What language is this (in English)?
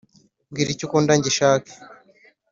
Kinyarwanda